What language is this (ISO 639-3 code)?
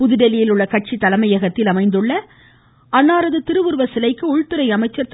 tam